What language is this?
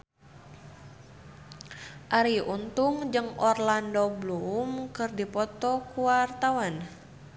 Sundanese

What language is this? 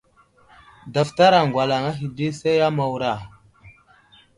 Wuzlam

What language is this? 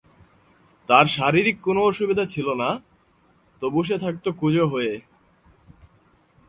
Bangla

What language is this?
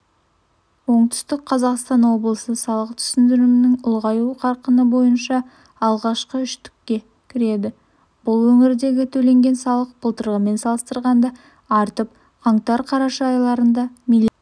Kazakh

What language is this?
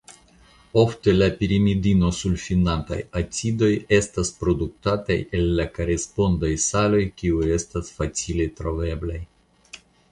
Esperanto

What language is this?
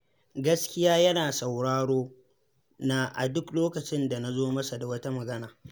Hausa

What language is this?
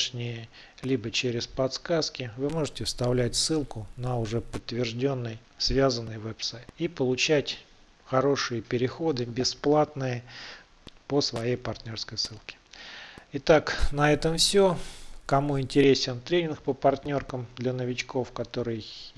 Russian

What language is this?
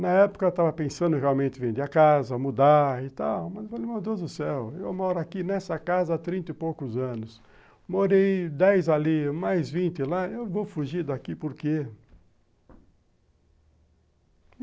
Portuguese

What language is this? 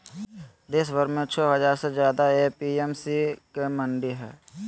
Magahi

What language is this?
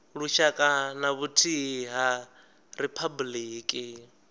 Venda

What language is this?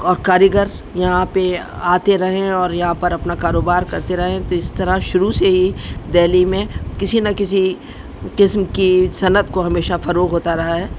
Urdu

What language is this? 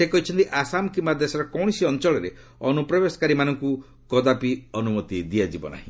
Odia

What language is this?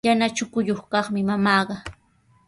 Sihuas Ancash Quechua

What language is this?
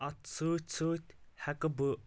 Kashmiri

